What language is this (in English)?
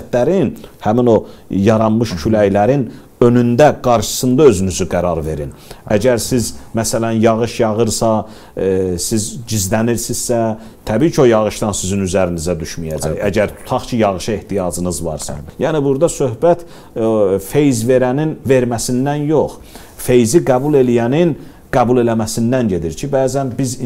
Turkish